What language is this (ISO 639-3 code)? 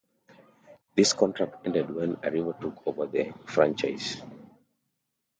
eng